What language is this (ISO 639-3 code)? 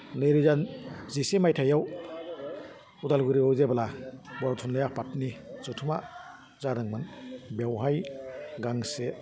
brx